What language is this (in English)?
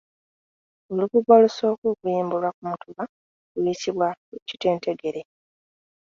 Ganda